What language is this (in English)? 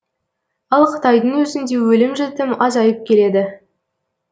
Kazakh